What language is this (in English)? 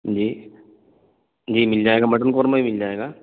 Urdu